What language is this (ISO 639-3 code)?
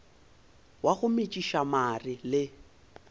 nso